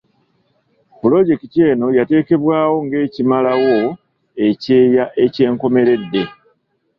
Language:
Ganda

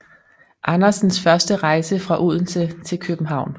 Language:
Danish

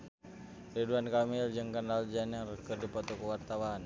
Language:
Sundanese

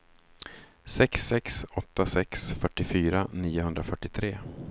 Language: Swedish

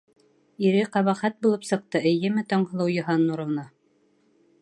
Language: Bashkir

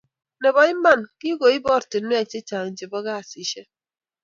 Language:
Kalenjin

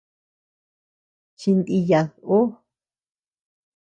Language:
Tepeuxila Cuicatec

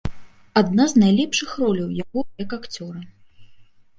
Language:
Belarusian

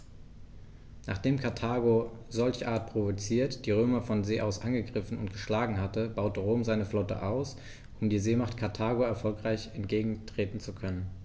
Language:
German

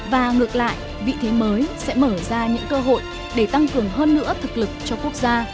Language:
Vietnamese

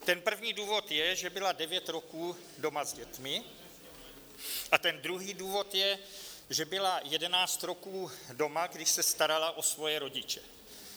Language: Czech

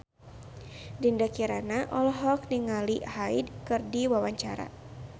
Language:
Sundanese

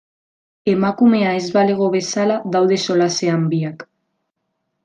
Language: Basque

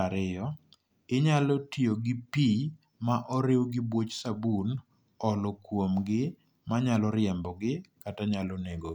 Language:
Luo (Kenya and Tanzania)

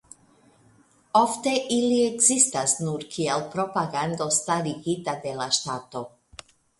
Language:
Esperanto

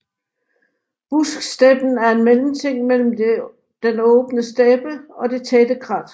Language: Danish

